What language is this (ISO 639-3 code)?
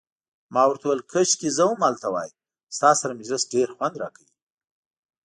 pus